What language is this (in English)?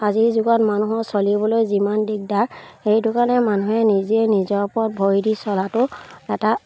Assamese